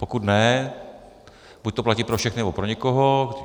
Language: Czech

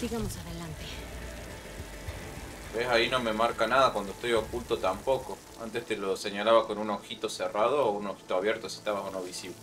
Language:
Spanish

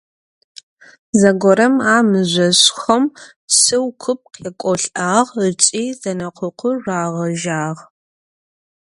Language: Adyghe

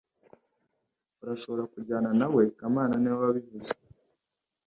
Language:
Kinyarwanda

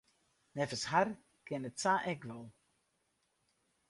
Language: Western Frisian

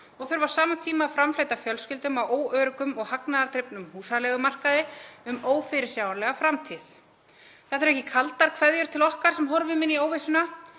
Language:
Icelandic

